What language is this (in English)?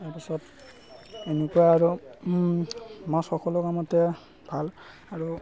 Assamese